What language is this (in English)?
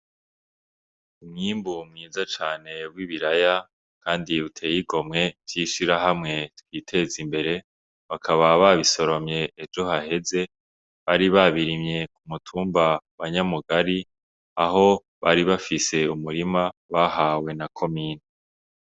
Rundi